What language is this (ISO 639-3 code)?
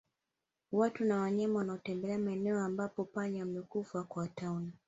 swa